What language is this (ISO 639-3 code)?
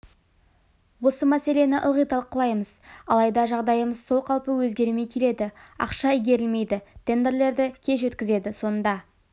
kaz